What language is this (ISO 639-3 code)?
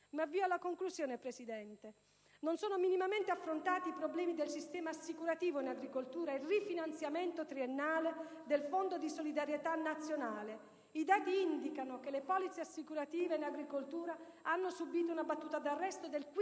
ita